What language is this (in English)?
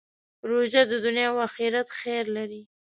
Pashto